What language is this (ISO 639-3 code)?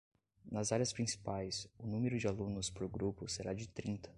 por